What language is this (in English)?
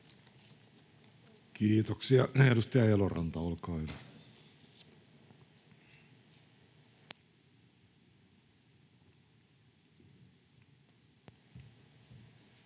Finnish